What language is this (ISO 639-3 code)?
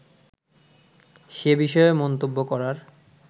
ben